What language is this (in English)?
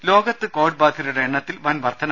Malayalam